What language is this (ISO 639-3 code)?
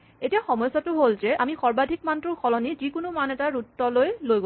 asm